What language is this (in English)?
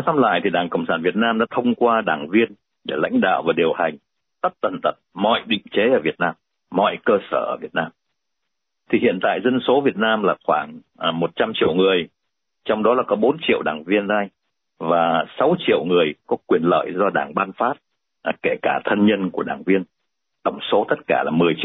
Vietnamese